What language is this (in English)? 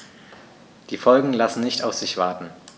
German